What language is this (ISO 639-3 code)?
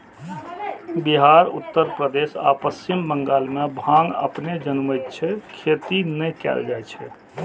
mai